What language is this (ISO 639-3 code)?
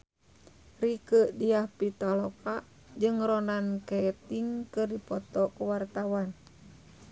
sun